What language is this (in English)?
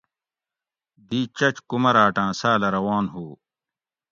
Gawri